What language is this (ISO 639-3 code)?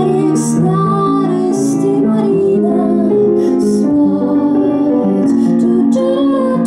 rus